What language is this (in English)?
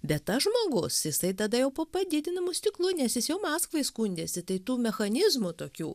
Lithuanian